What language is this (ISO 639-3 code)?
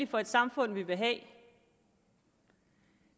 dan